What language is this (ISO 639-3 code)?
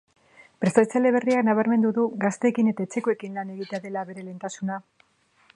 eus